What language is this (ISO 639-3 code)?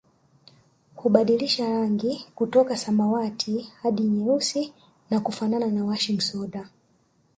swa